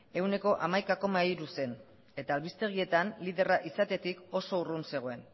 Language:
Basque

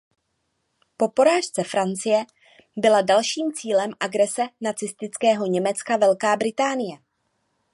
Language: Czech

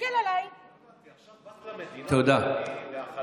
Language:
Hebrew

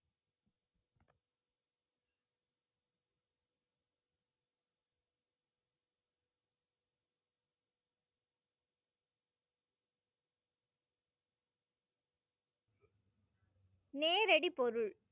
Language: Tamil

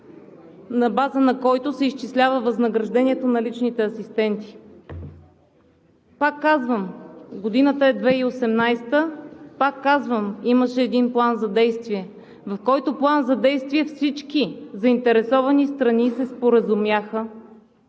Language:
Bulgarian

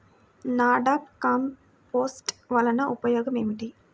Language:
Telugu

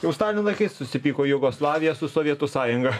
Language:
Lithuanian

